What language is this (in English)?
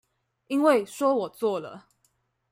Chinese